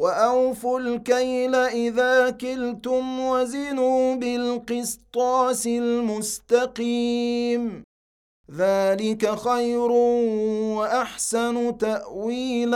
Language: Arabic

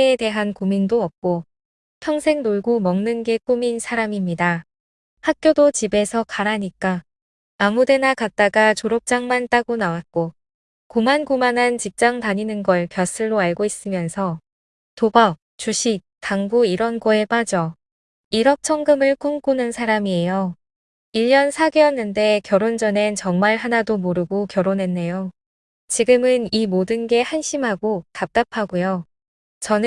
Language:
Korean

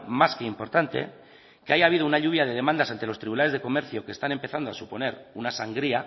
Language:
Spanish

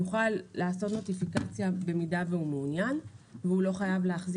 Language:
Hebrew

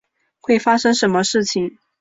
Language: Chinese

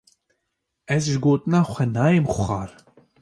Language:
Kurdish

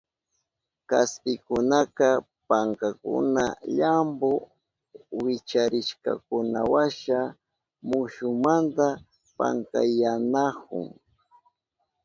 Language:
Southern Pastaza Quechua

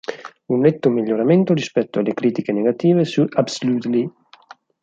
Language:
Italian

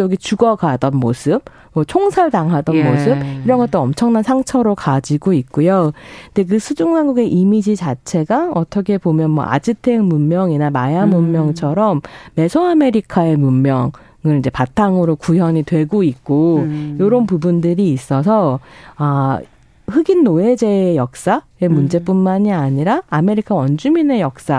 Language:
Korean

